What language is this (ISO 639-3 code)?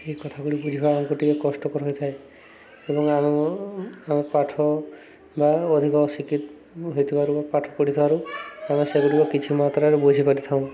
ori